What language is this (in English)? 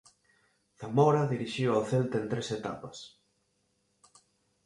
Galician